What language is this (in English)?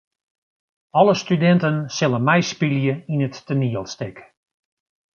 Western Frisian